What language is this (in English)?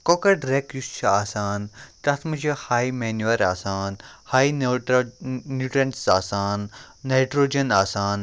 Kashmiri